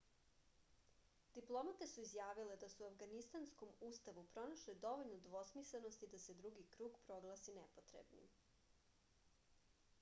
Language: Serbian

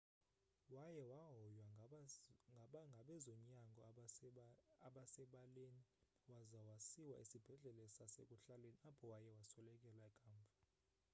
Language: Xhosa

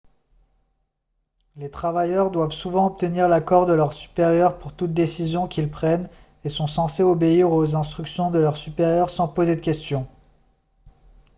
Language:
French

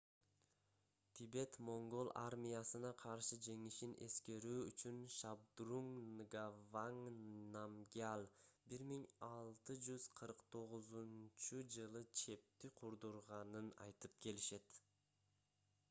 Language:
Kyrgyz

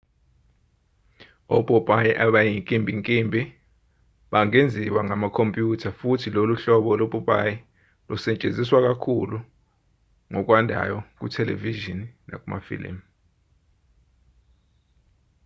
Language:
Zulu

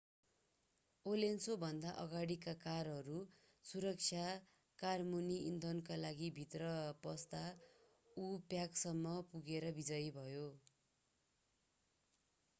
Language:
Nepali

